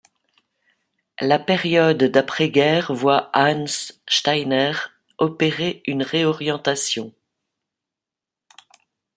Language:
French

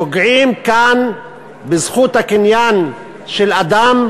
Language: Hebrew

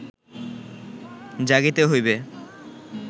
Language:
Bangla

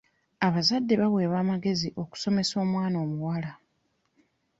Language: Ganda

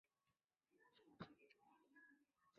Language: Chinese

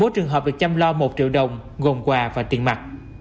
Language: Vietnamese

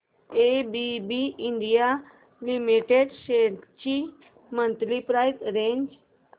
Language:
Marathi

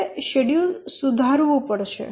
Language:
Gujarati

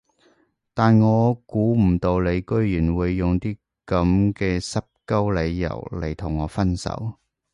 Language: Cantonese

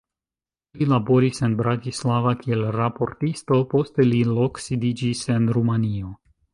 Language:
Esperanto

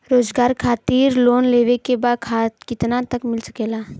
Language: Bhojpuri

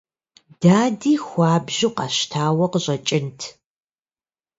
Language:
Kabardian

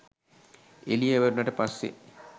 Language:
Sinhala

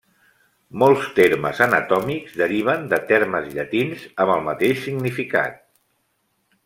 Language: Catalan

